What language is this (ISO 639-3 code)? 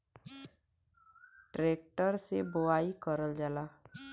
bho